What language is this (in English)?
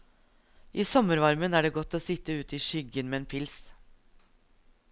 Norwegian